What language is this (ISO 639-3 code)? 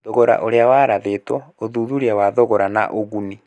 kik